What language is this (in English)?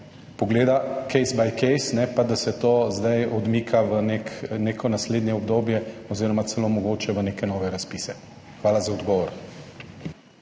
Slovenian